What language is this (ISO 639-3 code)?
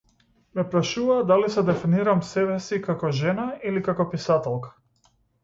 mkd